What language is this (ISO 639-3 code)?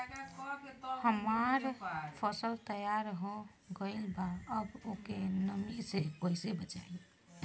bho